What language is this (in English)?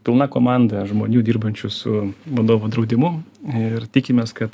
Lithuanian